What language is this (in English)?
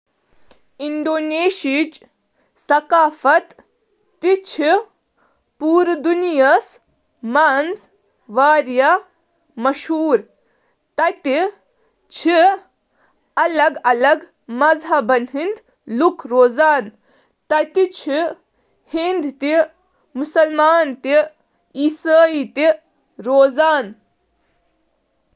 Kashmiri